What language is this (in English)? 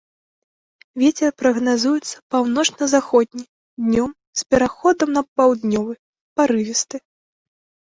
Belarusian